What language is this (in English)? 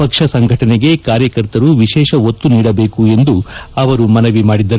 Kannada